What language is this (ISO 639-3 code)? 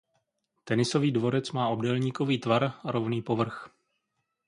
ces